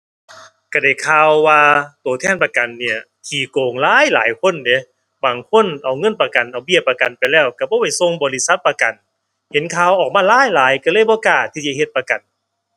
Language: Thai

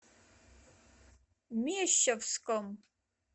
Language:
Russian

